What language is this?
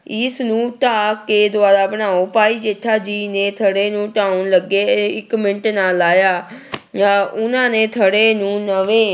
Punjabi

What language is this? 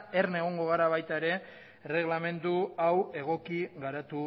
Basque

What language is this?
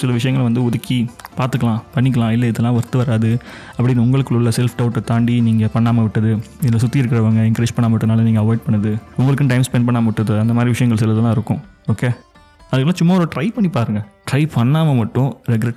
Tamil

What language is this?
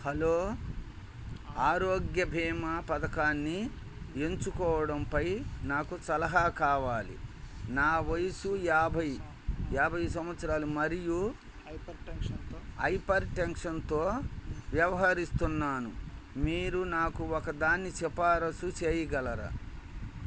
Telugu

